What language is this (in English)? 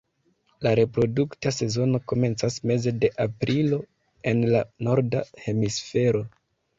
Esperanto